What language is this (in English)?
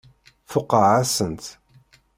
Kabyle